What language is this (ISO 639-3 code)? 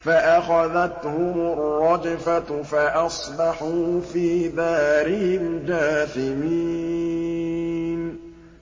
ara